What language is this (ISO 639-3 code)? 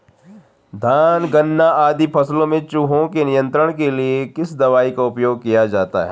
hin